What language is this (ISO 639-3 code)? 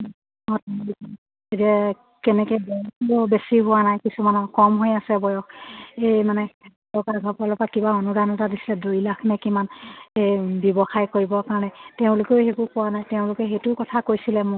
asm